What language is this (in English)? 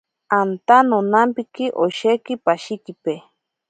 Ashéninka Perené